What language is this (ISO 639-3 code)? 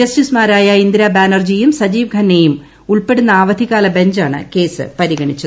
mal